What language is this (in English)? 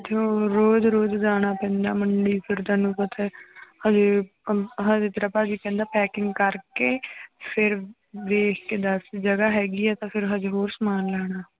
Punjabi